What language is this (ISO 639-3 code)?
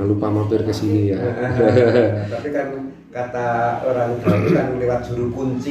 ind